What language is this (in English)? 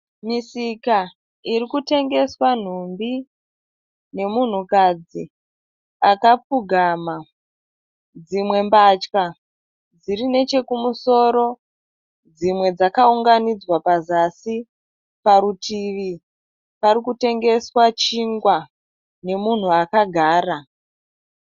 Shona